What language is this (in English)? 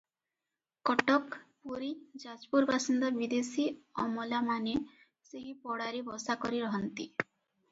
Odia